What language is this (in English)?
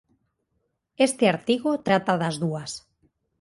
Galician